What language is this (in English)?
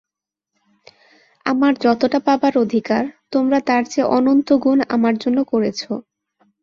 Bangla